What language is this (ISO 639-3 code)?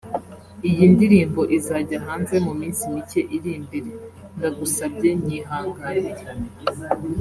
kin